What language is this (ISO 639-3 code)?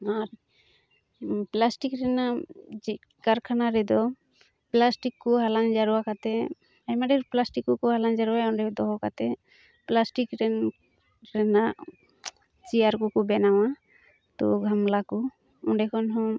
sat